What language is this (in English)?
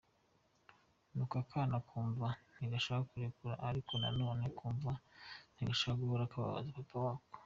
Kinyarwanda